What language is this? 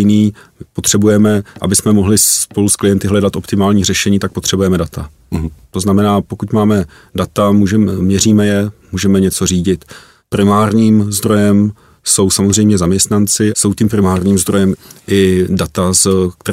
Czech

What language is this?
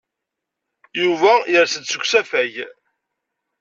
Kabyle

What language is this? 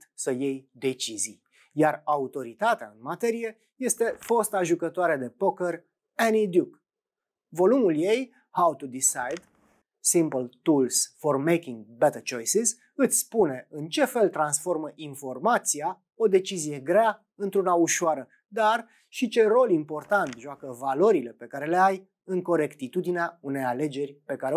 Romanian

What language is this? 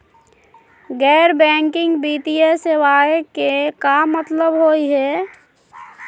Magahi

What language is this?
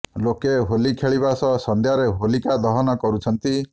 Odia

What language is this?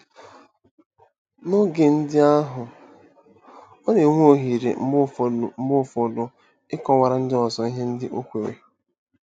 Igbo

